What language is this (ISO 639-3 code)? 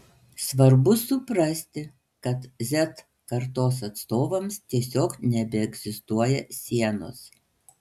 lit